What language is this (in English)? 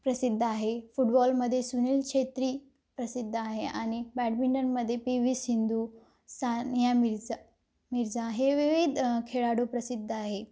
Marathi